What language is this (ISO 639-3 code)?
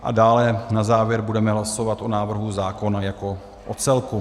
ces